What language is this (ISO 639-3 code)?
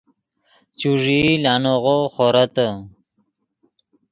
ydg